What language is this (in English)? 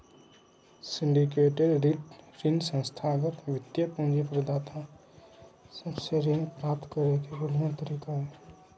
Magahi